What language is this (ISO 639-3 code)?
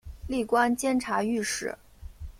zho